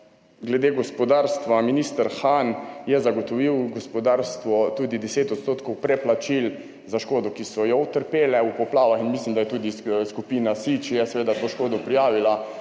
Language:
Slovenian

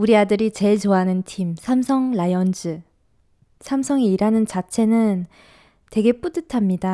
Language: Korean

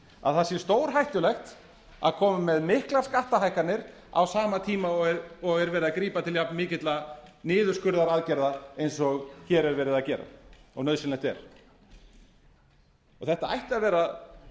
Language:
Icelandic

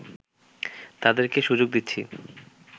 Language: Bangla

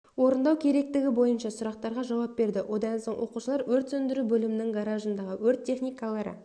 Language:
Kazakh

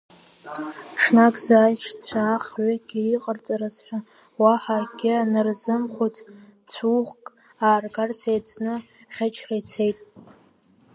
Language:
Abkhazian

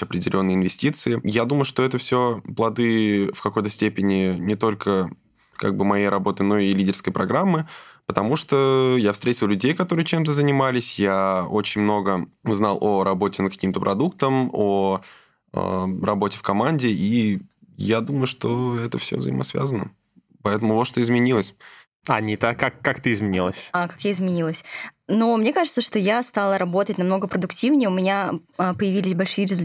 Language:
Russian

